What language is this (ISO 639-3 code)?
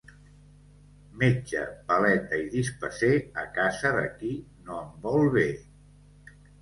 cat